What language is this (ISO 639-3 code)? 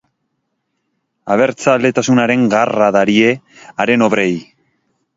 eus